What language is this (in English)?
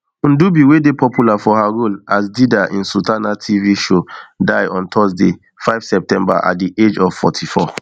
Nigerian Pidgin